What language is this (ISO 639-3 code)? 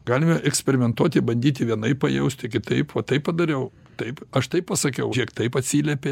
lit